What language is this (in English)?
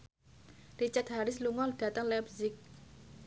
Javanese